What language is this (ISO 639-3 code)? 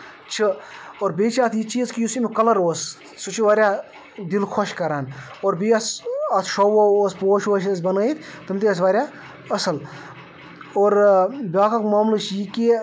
kas